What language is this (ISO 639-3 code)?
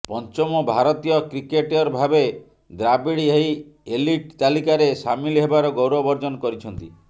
ori